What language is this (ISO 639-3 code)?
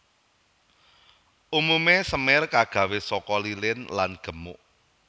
jav